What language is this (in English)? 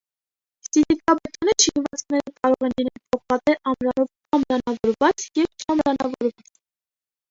Armenian